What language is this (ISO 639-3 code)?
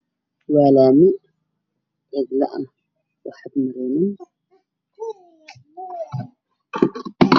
som